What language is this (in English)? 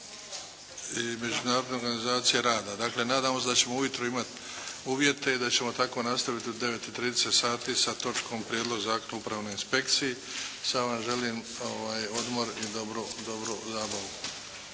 Croatian